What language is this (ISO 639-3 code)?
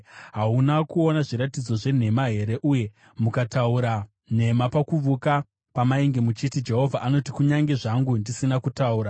sna